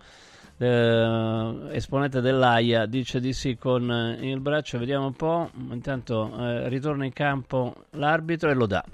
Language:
Italian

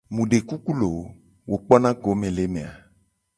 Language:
Gen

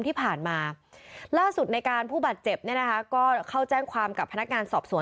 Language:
Thai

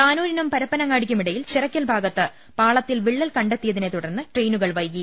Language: Malayalam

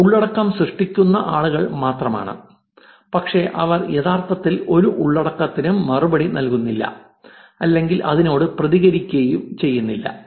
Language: Malayalam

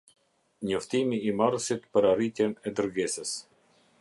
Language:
Albanian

